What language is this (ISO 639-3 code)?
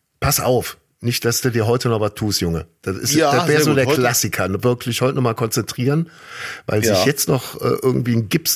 deu